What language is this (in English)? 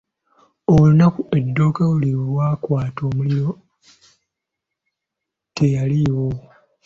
Ganda